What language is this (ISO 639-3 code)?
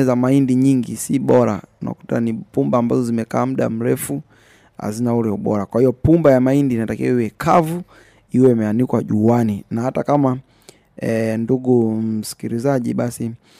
swa